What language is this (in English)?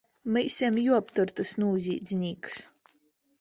Latvian